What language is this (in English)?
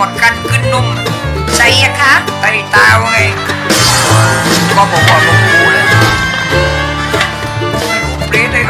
Thai